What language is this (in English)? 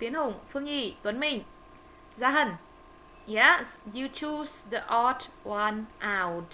Vietnamese